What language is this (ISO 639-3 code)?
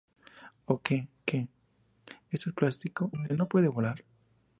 spa